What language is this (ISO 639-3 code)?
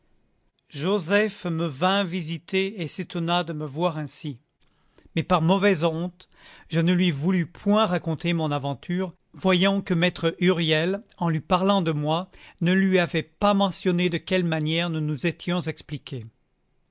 fra